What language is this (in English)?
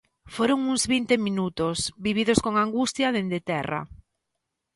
Galician